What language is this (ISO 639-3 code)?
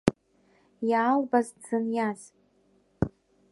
abk